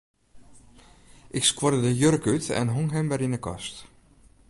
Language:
Western Frisian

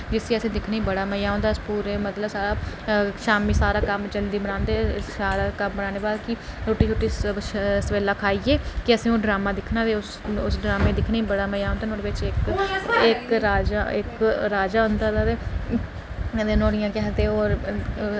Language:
Dogri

